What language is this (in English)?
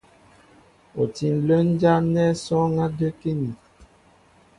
Mbo (Cameroon)